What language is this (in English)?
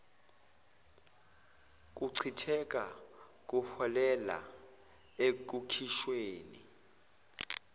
Zulu